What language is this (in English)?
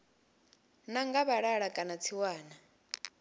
Venda